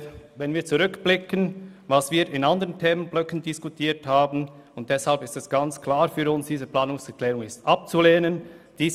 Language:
Swiss German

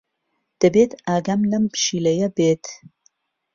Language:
Central Kurdish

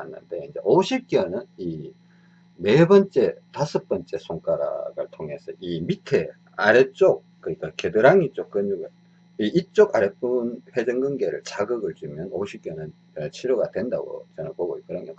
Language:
Korean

